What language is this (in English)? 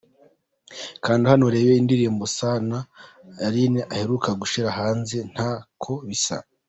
Kinyarwanda